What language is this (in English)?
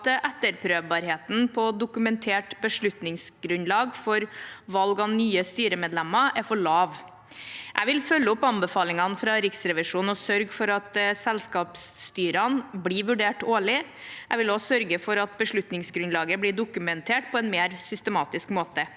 Norwegian